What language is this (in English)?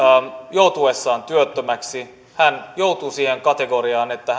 Finnish